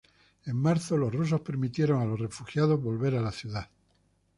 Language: Spanish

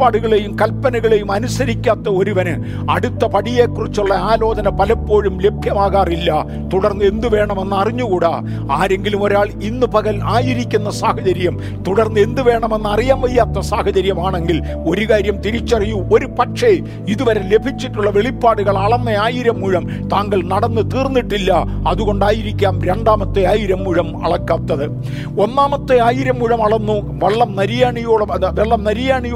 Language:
Malayalam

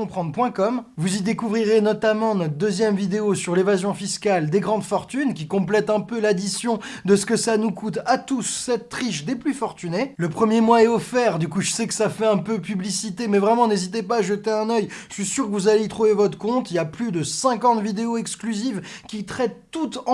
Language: French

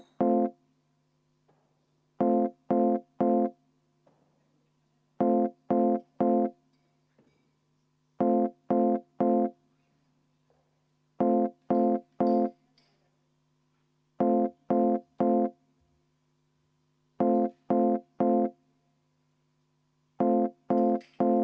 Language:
Estonian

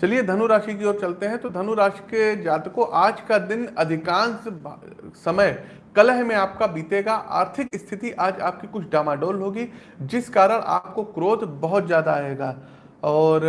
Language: Hindi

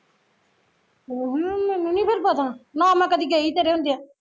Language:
Punjabi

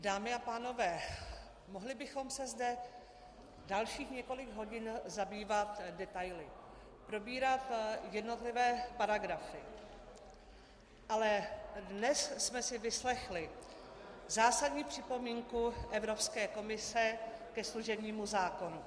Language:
Czech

